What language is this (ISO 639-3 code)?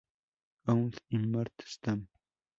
spa